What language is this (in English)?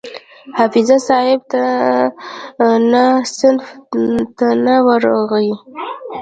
Pashto